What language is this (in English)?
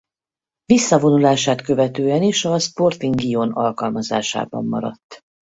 Hungarian